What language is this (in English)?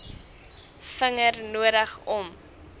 Afrikaans